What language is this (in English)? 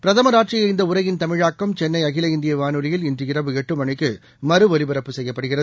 Tamil